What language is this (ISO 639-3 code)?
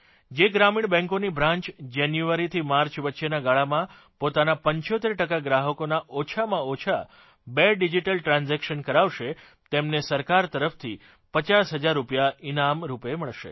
guj